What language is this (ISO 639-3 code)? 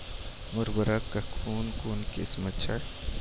mai